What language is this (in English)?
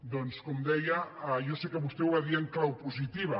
Catalan